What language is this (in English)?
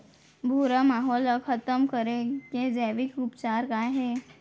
Chhattisgarhi